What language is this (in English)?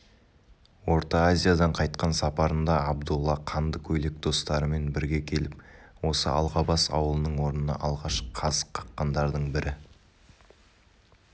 Kazakh